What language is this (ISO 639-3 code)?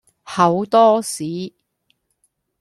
yue